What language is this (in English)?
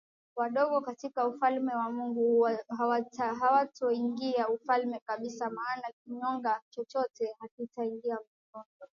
Swahili